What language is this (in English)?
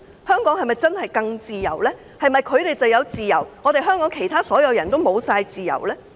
Cantonese